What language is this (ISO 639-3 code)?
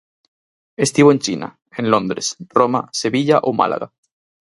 glg